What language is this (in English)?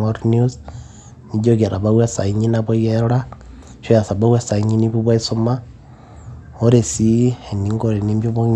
Masai